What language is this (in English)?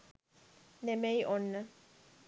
Sinhala